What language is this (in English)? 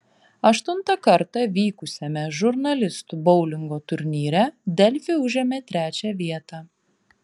Lithuanian